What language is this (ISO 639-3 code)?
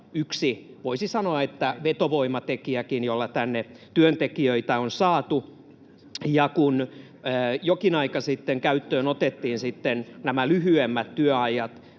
fin